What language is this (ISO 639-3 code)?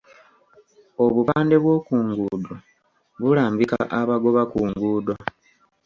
lug